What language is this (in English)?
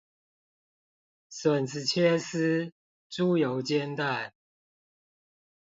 Chinese